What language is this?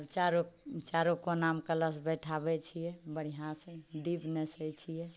Maithili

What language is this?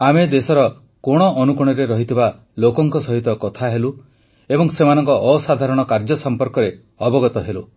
Odia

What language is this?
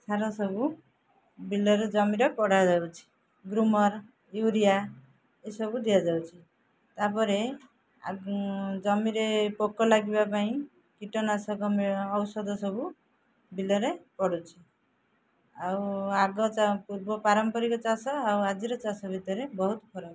Odia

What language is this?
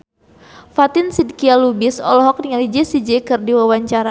Sundanese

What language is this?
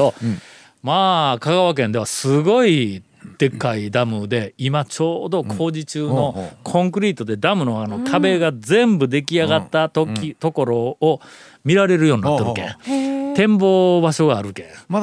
Japanese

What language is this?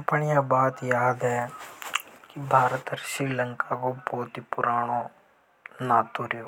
Hadothi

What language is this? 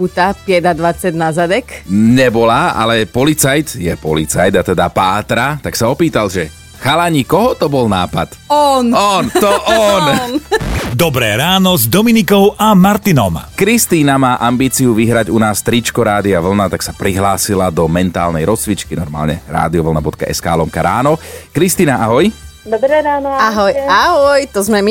Slovak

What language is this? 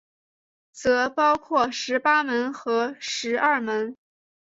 Chinese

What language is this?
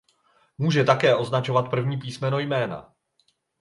Czech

